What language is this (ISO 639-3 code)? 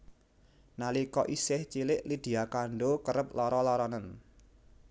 jav